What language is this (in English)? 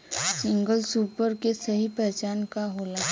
Bhojpuri